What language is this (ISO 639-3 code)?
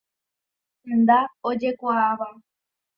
grn